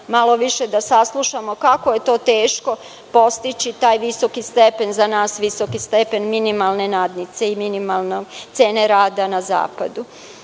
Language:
Serbian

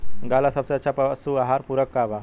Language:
Bhojpuri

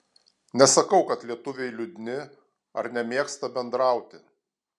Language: Lithuanian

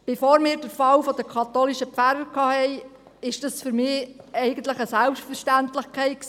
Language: Swiss German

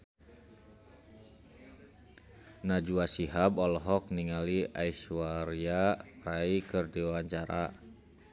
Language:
Sundanese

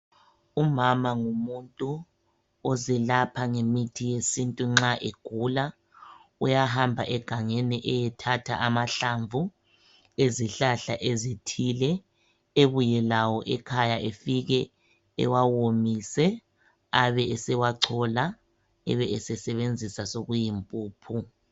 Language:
North Ndebele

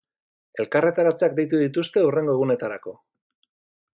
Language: Basque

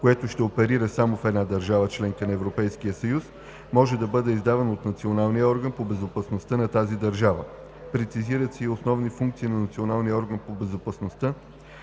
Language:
Bulgarian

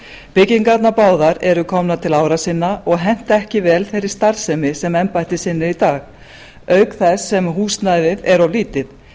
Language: Icelandic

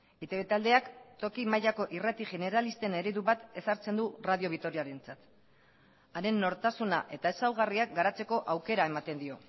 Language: Basque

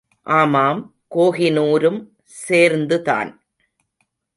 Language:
Tamil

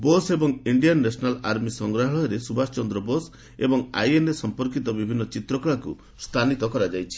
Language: Odia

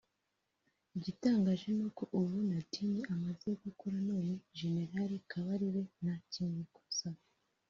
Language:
Kinyarwanda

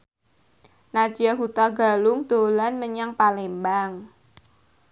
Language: Javanese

